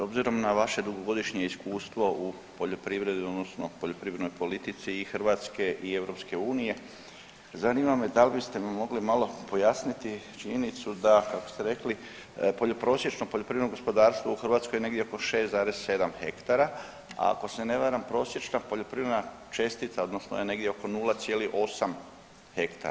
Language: Croatian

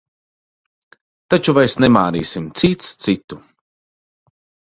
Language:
Latvian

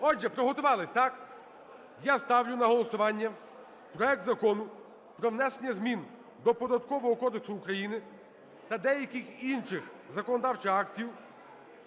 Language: Ukrainian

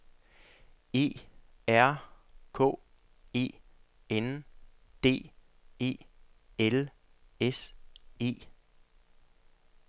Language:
Danish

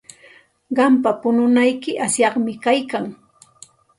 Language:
Santa Ana de Tusi Pasco Quechua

